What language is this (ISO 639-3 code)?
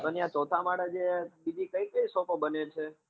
guj